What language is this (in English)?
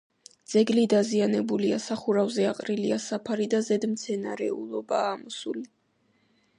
Georgian